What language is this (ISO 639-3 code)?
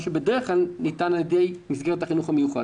heb